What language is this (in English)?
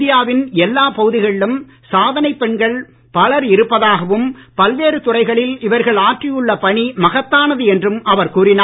Tamil